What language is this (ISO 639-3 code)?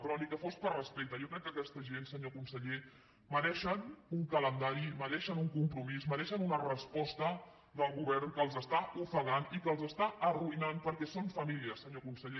cat